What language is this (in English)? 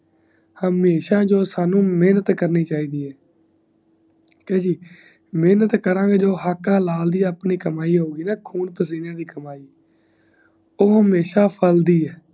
Punjabi